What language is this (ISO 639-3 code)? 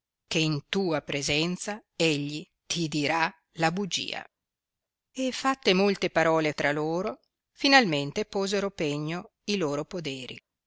ita